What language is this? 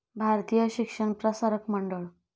Marathi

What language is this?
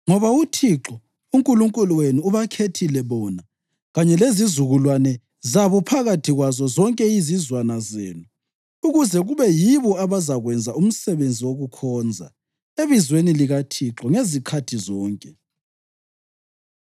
North Ndebele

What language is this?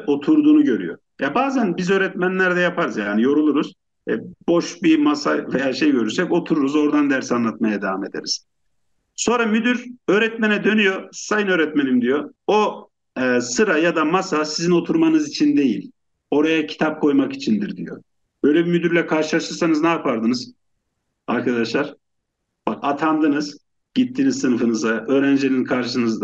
Turkish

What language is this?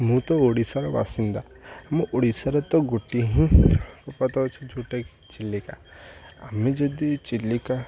Odia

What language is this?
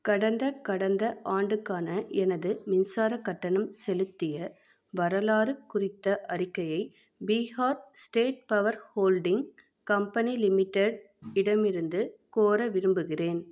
Tamil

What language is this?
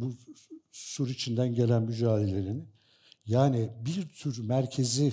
Turkish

